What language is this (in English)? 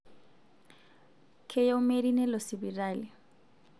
Masai